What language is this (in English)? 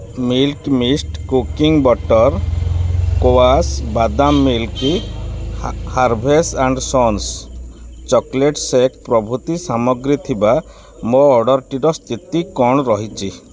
Odia